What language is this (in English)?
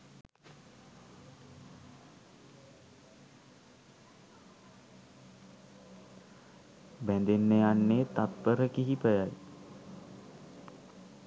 Sinhala